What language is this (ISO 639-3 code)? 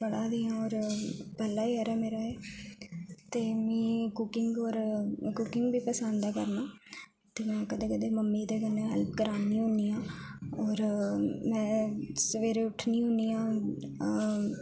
doi